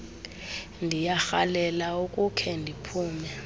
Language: Xhosa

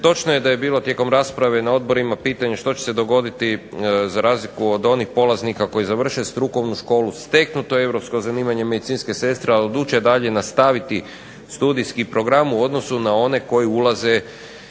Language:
Croatian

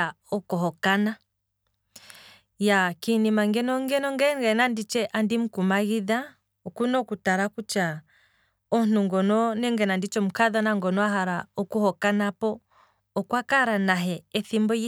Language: Kwambi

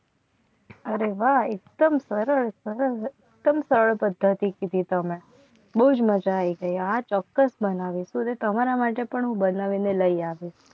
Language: Gujarati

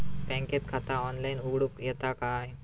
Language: Marathi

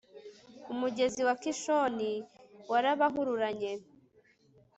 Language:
Kinyarwanda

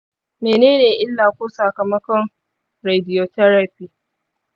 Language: Hausa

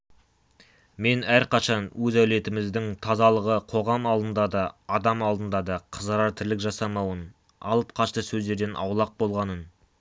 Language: Kazakh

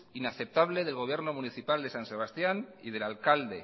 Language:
Spanish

